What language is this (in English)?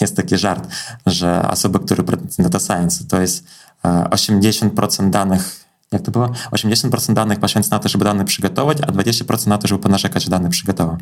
Polish